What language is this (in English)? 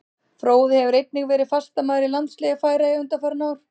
Icelandic